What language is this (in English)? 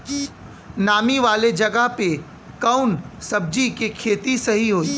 Bhojpuri